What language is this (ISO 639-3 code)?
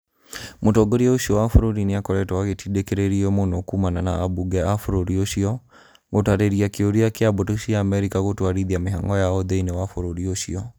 kik